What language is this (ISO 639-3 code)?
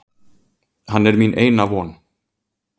isl